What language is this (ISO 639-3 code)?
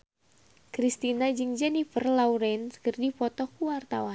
sun